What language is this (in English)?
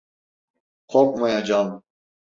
Turkish